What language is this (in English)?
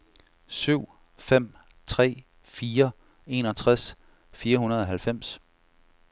Danish